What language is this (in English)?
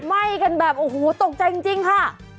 Thai